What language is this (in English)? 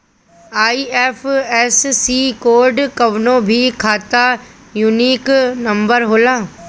Bhojpuri